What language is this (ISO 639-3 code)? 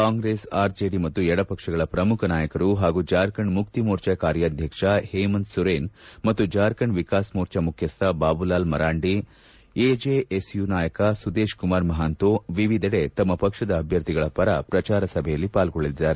kan